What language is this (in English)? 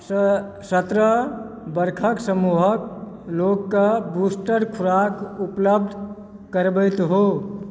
Maithili